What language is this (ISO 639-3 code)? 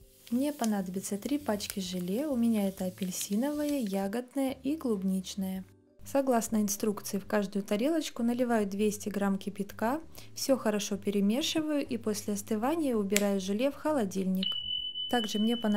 rus